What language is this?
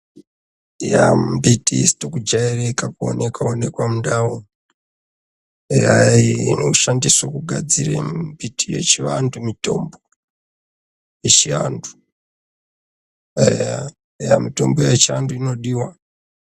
Ndau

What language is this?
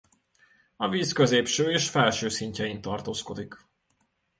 Hungarian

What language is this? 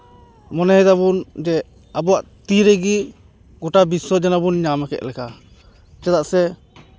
Santali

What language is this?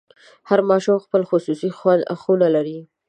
Pashto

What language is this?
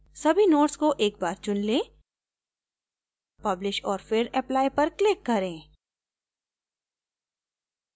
Hindi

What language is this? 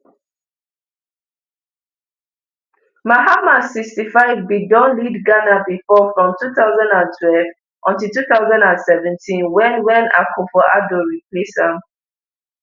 Nigerian Pidgin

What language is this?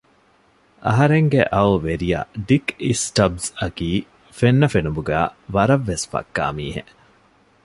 Divehi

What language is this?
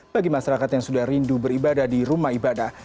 Indonesian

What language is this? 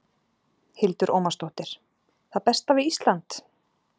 Icelandic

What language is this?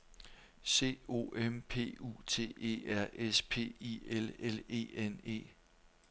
Danish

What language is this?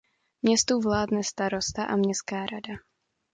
Czech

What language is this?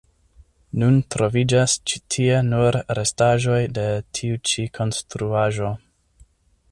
Esperanto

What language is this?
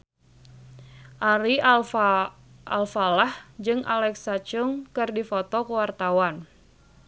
Sundanese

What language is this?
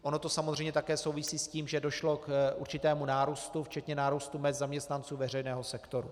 Czech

